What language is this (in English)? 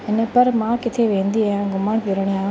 Sindhi